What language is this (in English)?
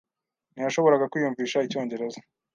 Kinyarwanda